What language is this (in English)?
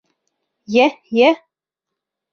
Bashkir